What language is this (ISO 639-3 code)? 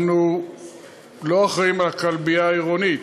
heb